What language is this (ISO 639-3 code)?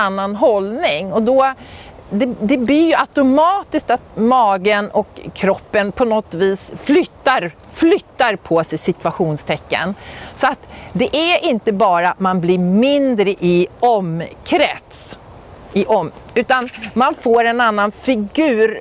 swe